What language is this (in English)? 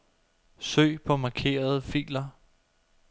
Danish